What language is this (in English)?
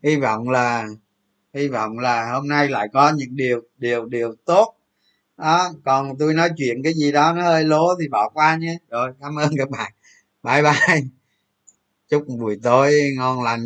Vietnamese